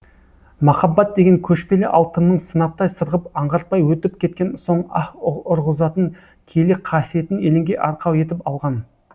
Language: Kazakh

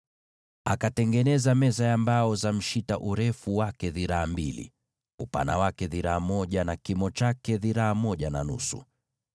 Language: Swahili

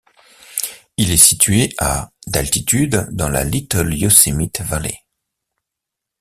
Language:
French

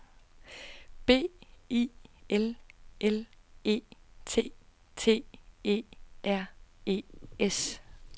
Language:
Danish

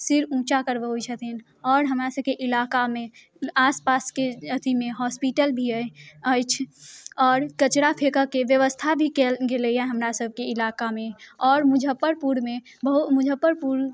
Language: Maithili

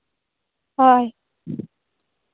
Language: Santali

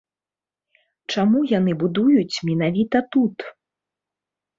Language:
Belarusian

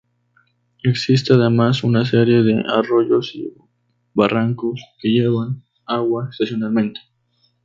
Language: Spanish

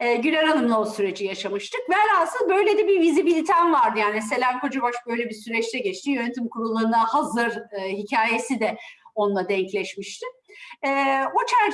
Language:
Turkish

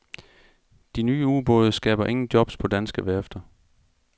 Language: Danish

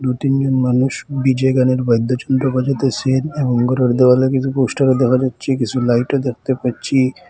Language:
Bangla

